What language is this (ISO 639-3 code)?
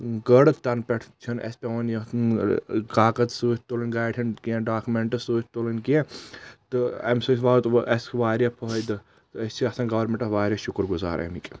kas